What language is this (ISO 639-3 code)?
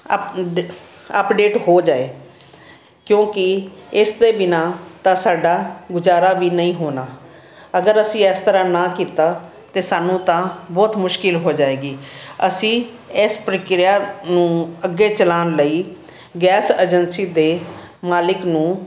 pan